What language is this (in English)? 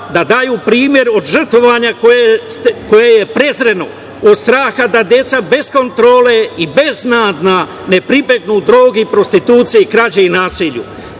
Serbian